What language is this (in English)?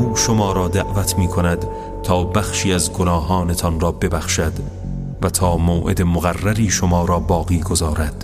Persian